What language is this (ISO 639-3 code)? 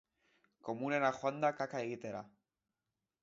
eus